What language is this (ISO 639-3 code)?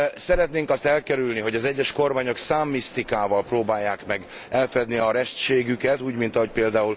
hun